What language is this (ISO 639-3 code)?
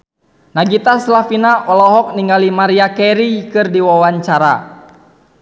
sun